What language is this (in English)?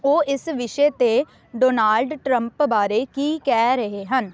Punjabi